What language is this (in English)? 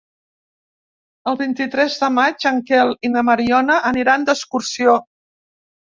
Catalan